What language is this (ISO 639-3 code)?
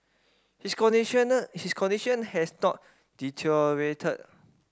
eng